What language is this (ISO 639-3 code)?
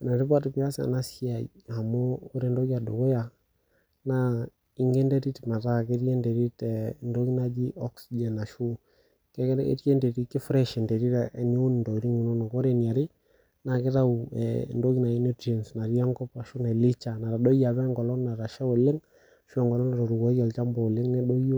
mas